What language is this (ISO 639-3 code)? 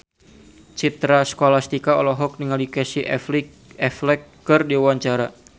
sun